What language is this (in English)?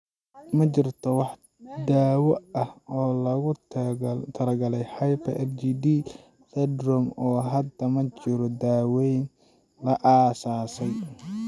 Somali